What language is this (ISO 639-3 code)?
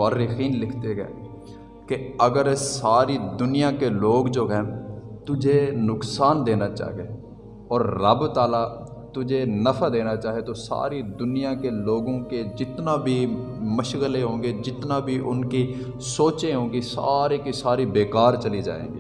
urd